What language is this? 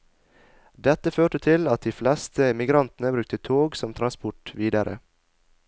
Norwegian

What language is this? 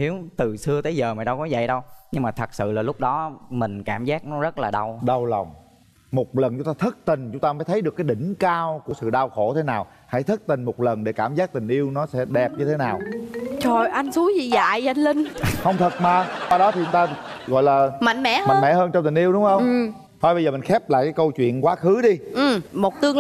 Vietnamese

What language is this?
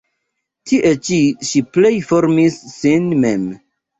Esperanto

